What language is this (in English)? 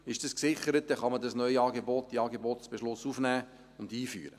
Swiss German